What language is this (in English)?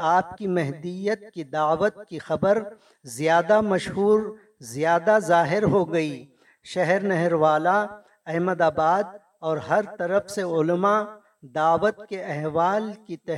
Urdu